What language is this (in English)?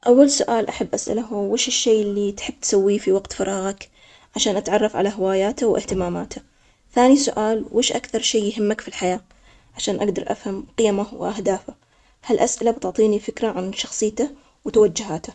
Omani Arabic